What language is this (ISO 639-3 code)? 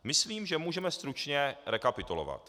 ces